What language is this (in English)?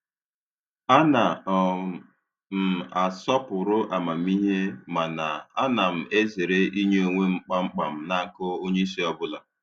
Igbo